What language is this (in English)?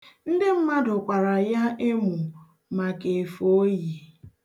Igbo